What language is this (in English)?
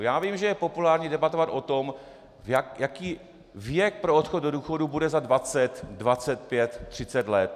Czech